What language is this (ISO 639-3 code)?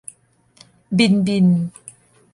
tha